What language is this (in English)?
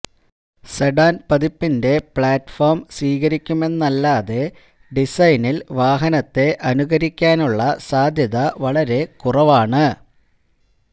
Malayalam